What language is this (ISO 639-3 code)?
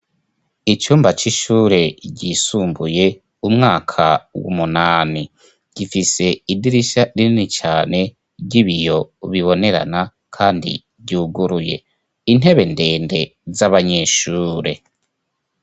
run